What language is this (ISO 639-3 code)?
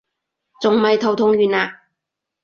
yue